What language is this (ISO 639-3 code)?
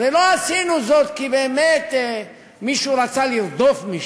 heb